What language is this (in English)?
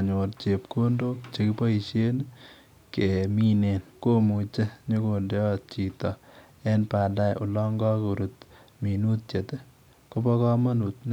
Kalenjin